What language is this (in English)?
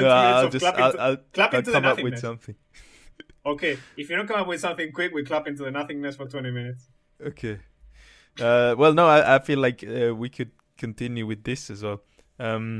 English